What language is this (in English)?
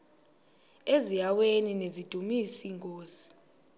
Xhosa